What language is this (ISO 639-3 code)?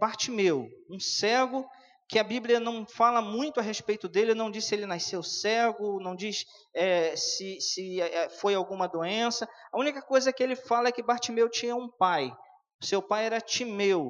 por